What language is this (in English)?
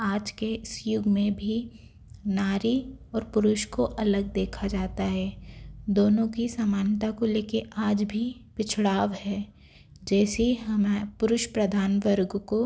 Hindi